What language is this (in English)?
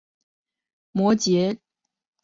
Chinese